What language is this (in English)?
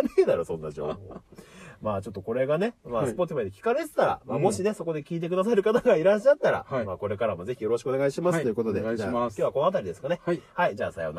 Japanese